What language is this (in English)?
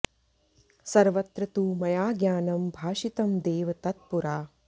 Sanskrit